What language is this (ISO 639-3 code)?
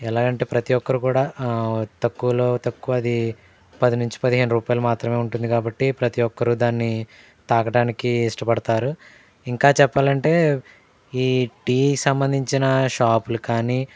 tel